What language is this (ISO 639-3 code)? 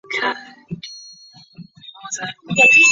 zho